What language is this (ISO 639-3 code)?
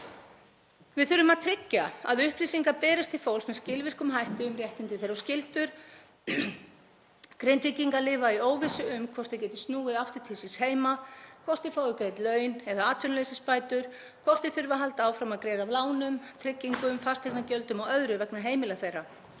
isl